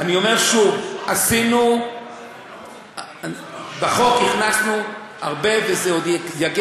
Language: Hebrew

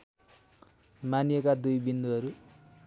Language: Nepali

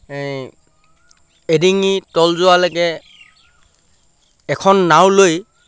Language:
Assamese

